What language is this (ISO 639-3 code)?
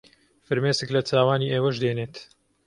ckb